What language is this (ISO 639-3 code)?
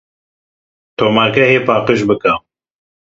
kur